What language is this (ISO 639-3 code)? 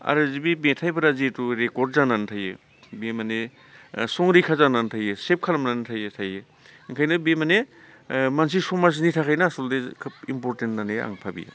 brx